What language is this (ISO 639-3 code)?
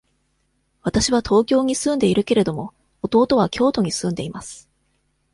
jpn